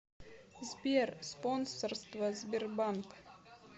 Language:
Russian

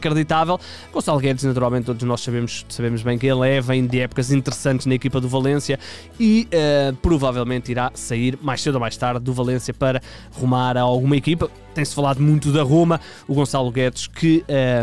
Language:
Portuguese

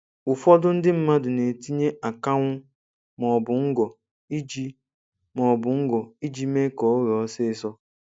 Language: Igbo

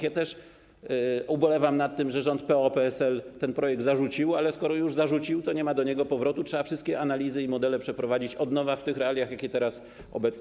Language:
Polish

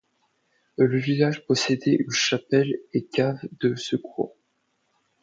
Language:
French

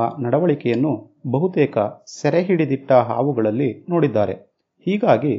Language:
Kannada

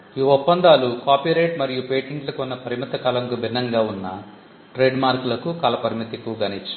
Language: Telugu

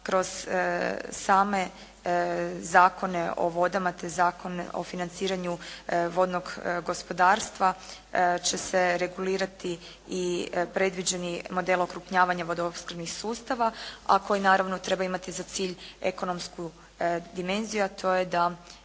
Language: Croatian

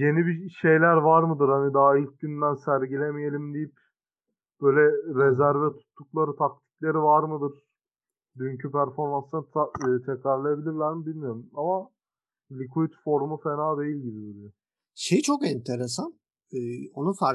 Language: Turkish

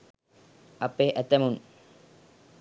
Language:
Sinhala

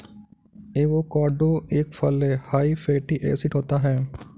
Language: Hindi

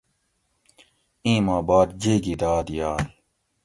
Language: Gawri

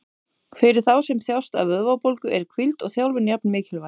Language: Icelandic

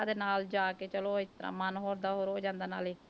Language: Punjabi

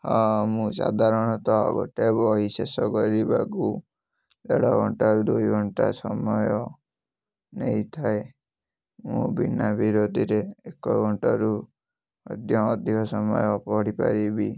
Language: Odia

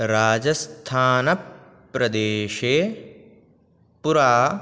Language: Sanskrit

